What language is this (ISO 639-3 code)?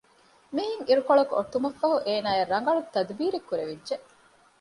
div